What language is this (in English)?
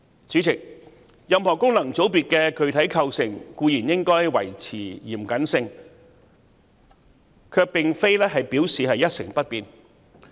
Cantonese